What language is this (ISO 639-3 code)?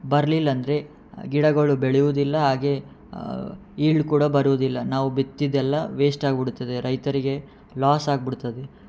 kan